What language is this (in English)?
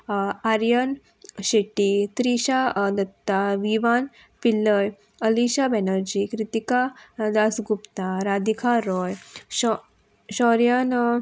Konkani